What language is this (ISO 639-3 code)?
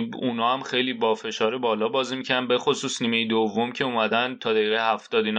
fas